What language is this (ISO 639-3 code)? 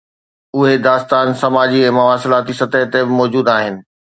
snd